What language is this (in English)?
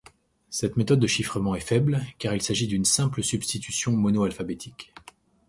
French